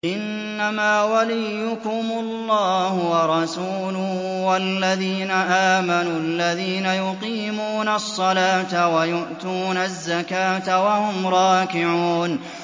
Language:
Arabic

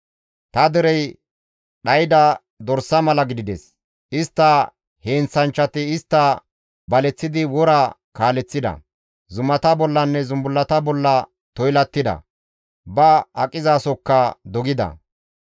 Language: Gamo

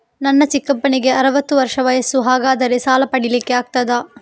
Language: Kannada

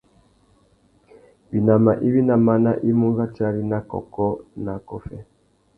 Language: Tuki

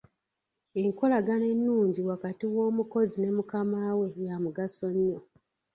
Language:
Ganda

